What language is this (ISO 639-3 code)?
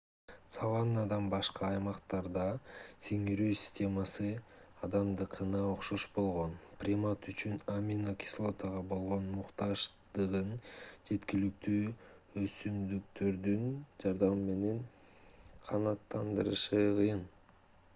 kir